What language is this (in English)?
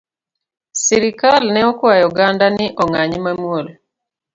Luo (Kenya and Tanzania)